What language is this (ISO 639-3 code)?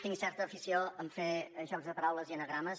cat